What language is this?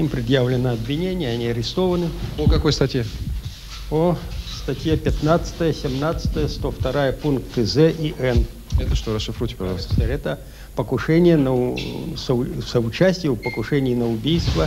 Russian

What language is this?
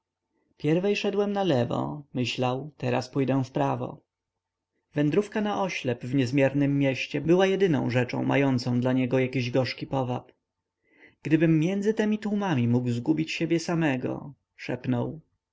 Polish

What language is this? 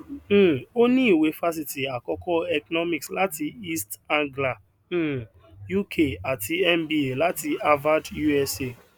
Yoruba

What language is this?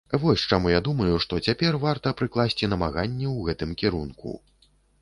Belarusian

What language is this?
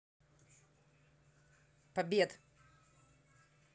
Russian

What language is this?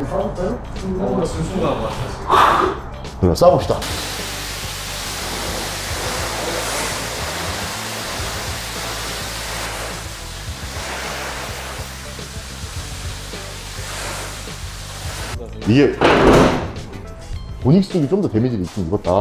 Korean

